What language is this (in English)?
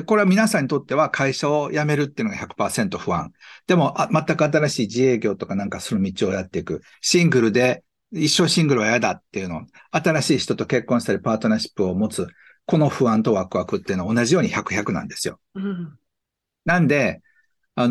Japanese